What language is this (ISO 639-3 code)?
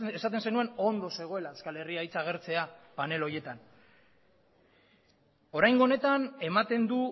eus